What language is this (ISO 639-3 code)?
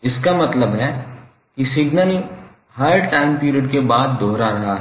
hin